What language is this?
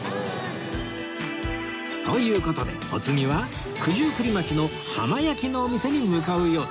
Japanese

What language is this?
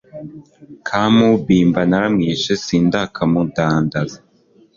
Kinyarwanda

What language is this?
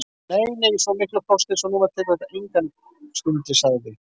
Icelandic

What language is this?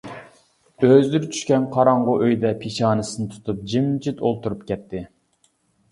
Uyghur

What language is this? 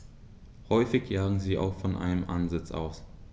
German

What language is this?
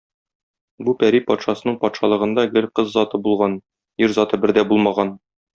Tatar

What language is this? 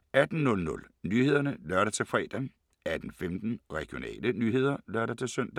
Danish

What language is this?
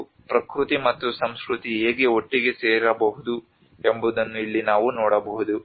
Kannada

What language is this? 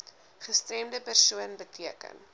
Afrikaans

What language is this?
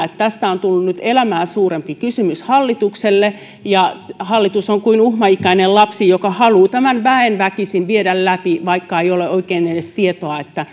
Finnish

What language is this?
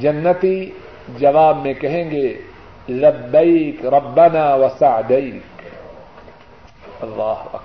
Urdu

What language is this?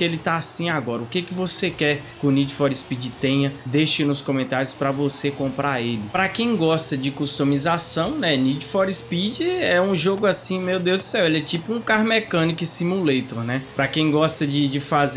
Portuguese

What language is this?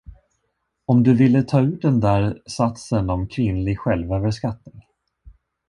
Swedish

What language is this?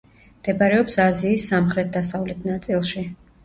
Georgian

